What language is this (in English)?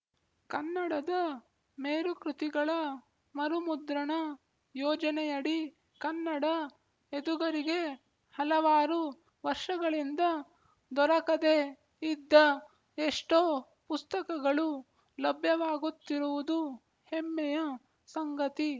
Kannada